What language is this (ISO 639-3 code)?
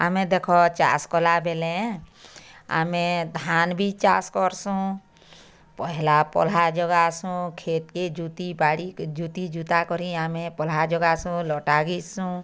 ori